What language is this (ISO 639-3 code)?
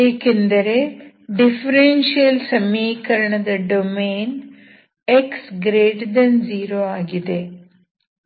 kan